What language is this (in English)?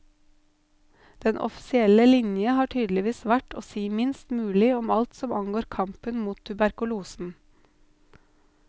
Norwegian